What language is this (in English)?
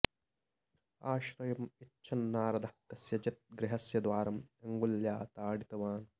Sanskrit